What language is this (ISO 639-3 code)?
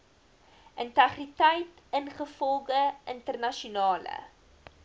afr